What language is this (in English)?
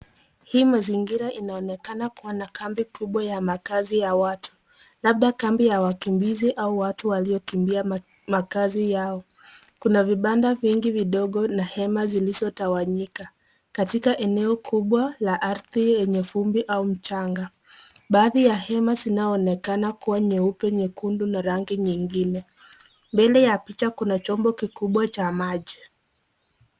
Swahili